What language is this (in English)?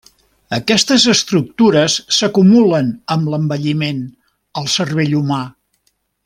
Catalan